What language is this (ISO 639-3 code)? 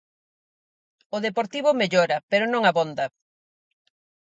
glg